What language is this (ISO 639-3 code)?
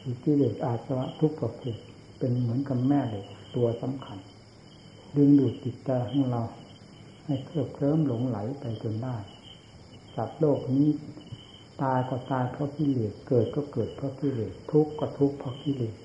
tha